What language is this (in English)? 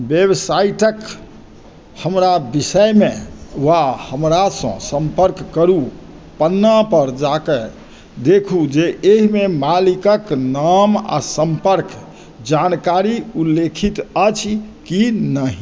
Maithili